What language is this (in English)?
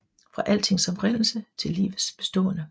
Danish